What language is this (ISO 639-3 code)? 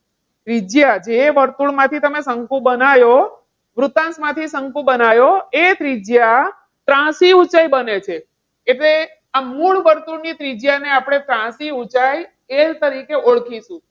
guj